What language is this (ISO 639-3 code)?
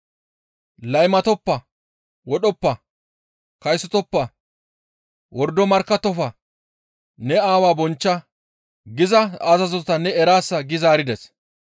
gmv